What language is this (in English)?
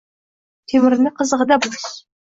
Uzbek